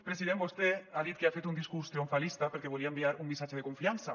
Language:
Catalan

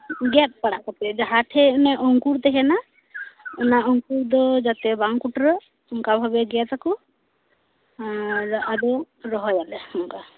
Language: Santali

